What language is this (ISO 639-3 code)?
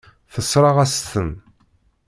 kab